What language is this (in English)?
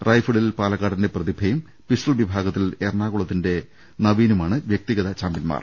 Malayalam